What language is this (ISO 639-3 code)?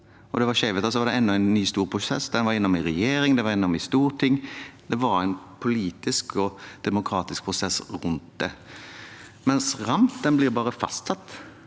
nor